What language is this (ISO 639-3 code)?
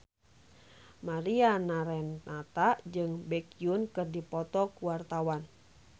sun